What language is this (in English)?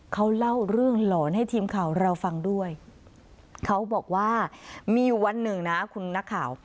Thai